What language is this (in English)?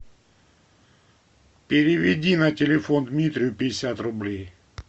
Russian